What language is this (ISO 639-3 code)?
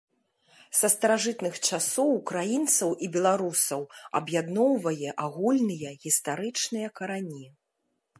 bel